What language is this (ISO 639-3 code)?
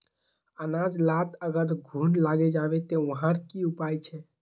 mag